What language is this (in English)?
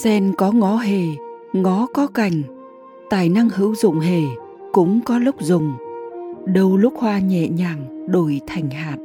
Vietnamese